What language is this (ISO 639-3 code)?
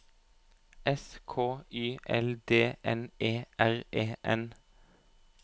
nor